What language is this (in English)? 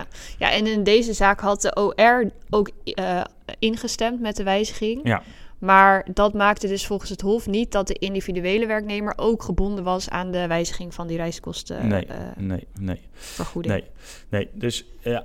Dutch